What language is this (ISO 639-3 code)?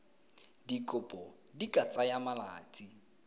tsn